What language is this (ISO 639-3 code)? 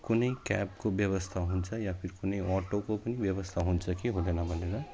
nep